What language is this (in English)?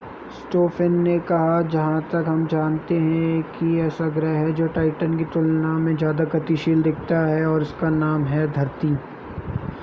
Hindi